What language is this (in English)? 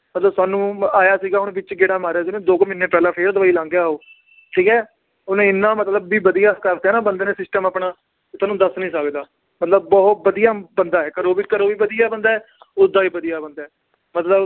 Punjabi